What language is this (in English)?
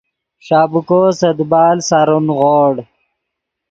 Yidgha